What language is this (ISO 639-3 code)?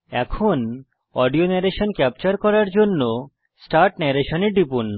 ben